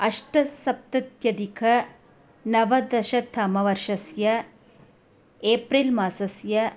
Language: Sanskrit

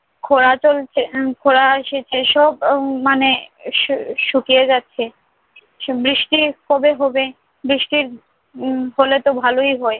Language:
Bangla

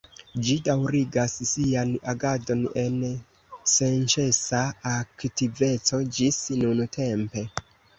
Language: Esperanto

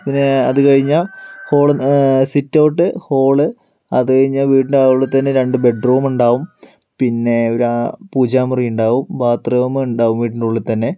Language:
Malayalam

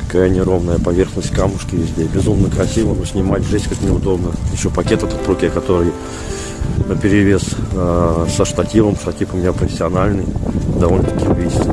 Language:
Russian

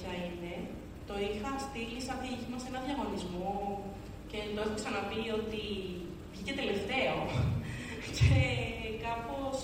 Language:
Greek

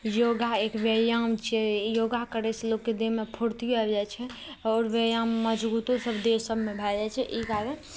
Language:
Maithili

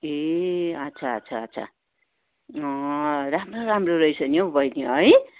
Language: Nepali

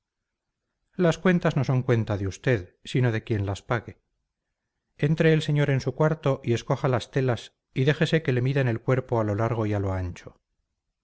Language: Spanish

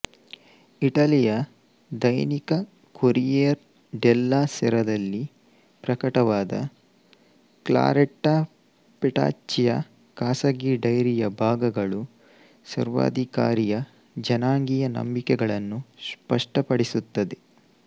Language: Kannada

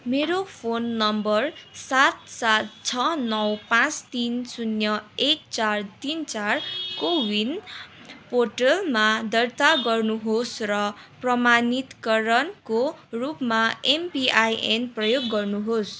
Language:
Nepali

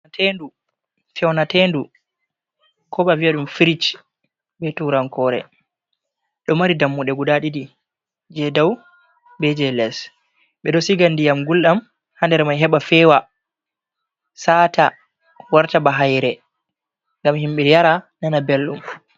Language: Fula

